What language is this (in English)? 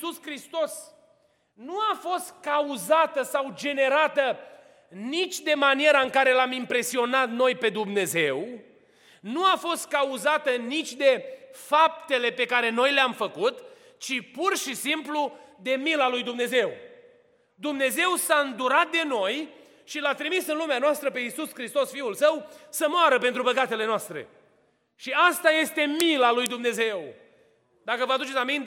Romanian